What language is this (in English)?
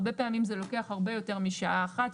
Hebrew